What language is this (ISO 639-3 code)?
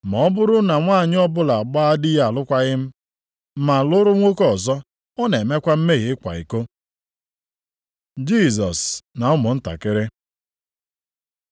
ibo